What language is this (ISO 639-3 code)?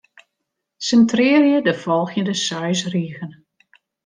fry